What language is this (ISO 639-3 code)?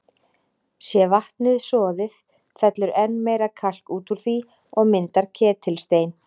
isl